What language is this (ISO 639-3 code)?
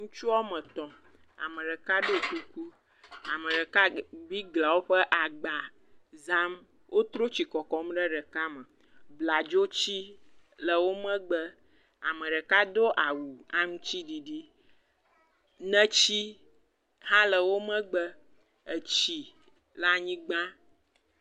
ewe